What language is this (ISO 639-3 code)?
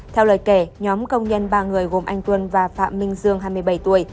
vie